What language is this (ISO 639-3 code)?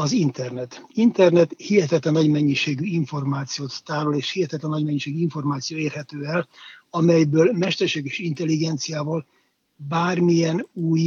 hun